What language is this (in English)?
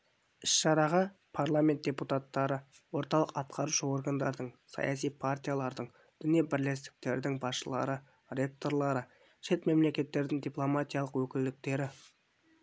Kazakh